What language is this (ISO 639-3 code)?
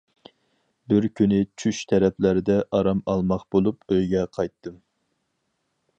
uig